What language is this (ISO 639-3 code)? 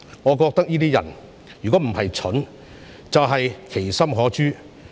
yue